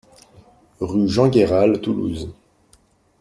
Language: French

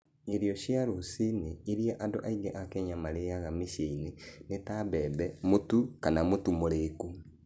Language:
Kikuyu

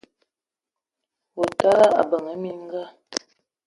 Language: Eton (Cameroon)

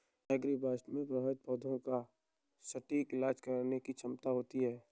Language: Hindi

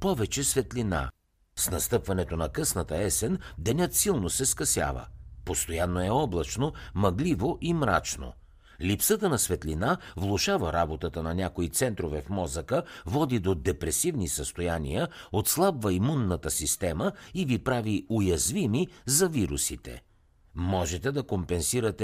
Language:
Bulgarian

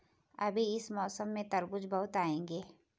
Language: Hindi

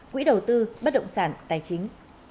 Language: Vietnamese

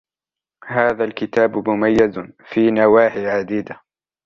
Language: Arabic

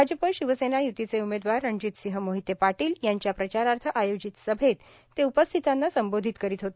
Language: Marathi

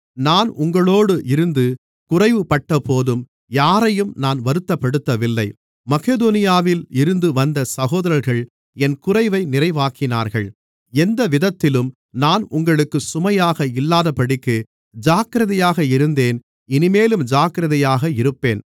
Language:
Tamil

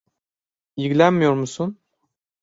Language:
Turkish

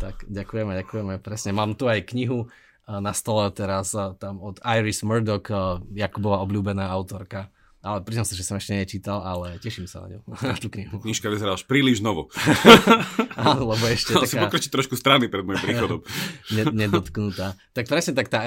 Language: Slovak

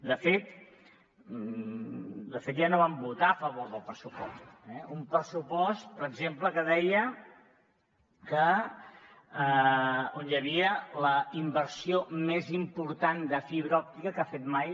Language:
Catalan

